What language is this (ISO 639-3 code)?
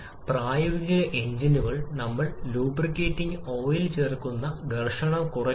mal